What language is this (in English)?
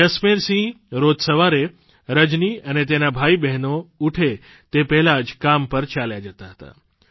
Gujarati